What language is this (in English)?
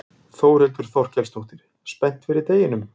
Icelandic